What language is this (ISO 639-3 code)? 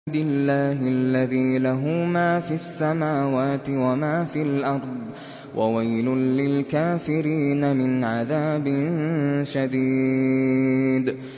ara